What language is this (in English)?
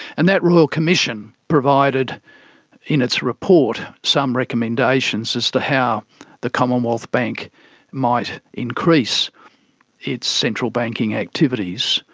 English